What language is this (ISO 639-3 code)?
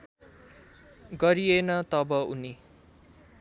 nep